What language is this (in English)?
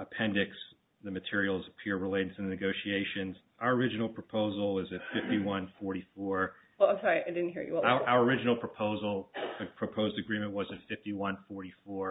English